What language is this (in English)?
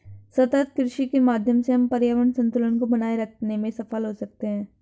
Hindi